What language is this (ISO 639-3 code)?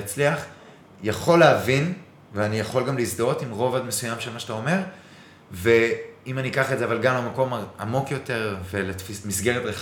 heb